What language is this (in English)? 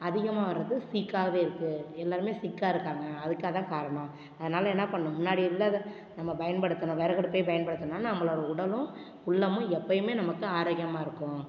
Tamil